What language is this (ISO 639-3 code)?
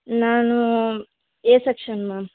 kan